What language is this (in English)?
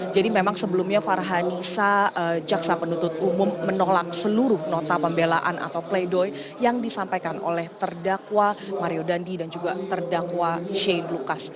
Indonesian